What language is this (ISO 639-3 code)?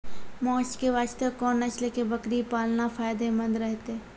mai